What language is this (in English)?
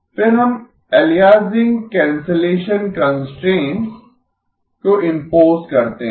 Hindi